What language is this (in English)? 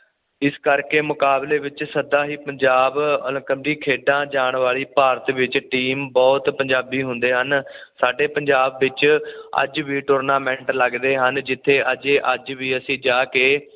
Punjabi